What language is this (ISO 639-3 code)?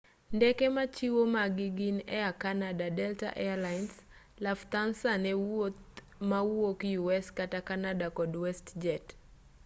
luo